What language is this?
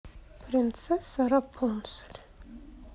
Russian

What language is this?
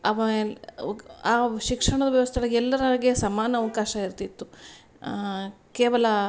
Kannada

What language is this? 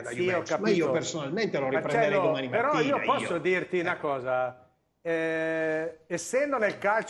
Italian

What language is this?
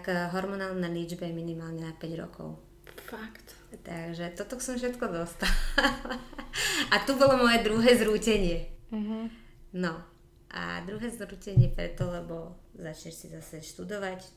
Slovak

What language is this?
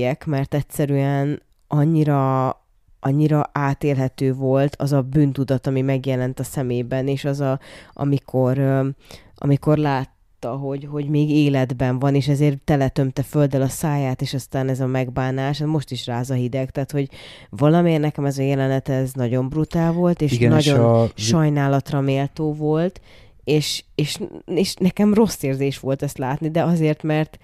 Hungarian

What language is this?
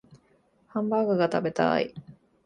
Japanese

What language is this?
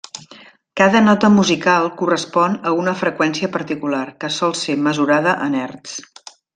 Catalan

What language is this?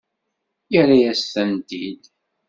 Kabyle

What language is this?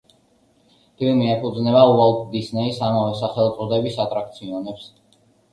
Georgian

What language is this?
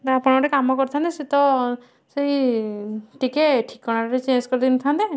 Odia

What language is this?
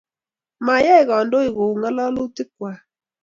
Kalenjin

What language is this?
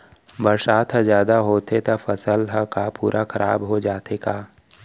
Chhattisgarhi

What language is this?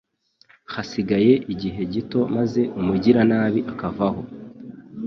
Kinyarwanda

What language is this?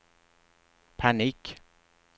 Swedish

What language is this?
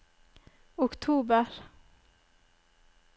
Norwegian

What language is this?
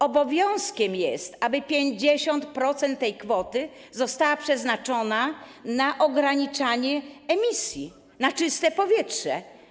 Polish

